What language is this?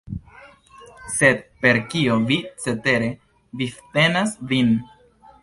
Esperanto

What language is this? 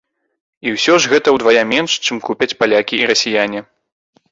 Belarusian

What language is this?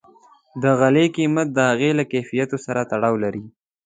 Pashto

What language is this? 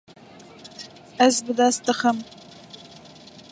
Kurdish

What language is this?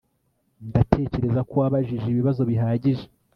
Kinyarwanda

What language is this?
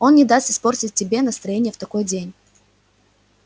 Russian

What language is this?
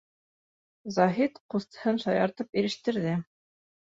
Bashkir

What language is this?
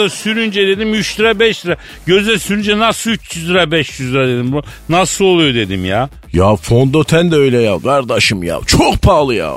Turkish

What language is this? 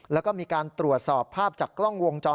Thai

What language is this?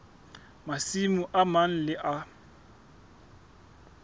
Southern Sotho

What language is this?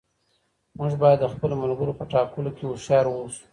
Pashto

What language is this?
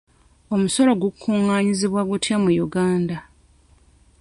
Ganda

